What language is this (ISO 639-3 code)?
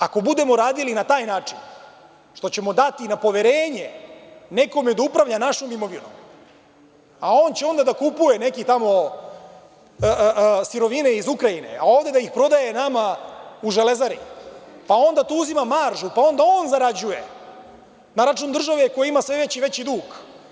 srp